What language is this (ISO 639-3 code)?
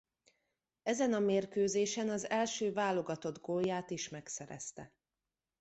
hun